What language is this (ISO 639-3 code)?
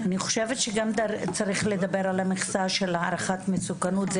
heb